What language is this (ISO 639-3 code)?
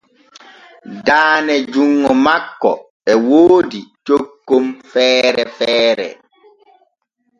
fue